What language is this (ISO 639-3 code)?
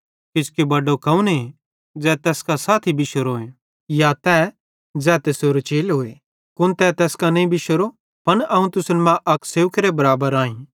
bhd